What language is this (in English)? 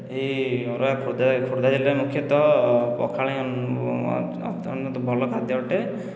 Odia